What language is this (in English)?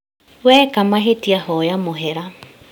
Kikuyu